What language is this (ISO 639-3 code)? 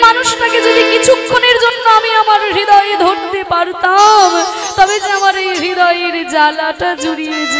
hin